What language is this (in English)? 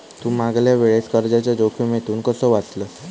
Marathi